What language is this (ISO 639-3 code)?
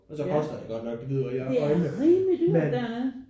dan